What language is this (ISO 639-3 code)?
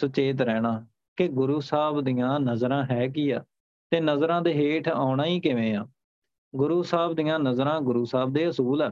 pan